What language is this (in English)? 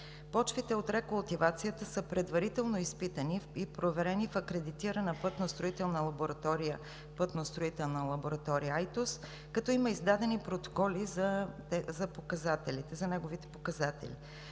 Bulgarian